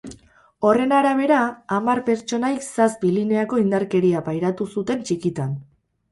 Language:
Basque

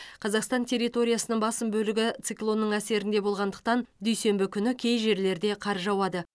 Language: Kazakh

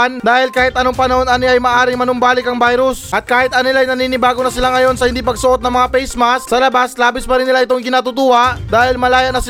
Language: Filipino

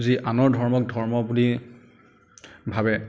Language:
Assamese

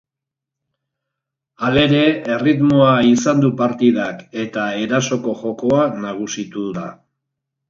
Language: Basque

